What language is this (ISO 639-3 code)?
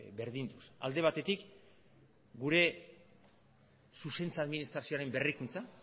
eus